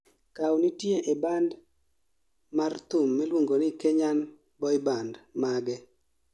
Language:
Luo (Kenya and Tanzania)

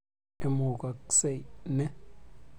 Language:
Kalenjin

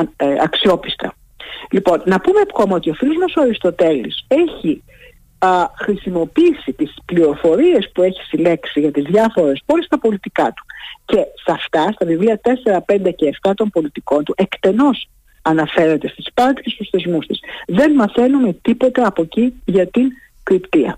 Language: Greek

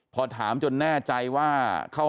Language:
Thai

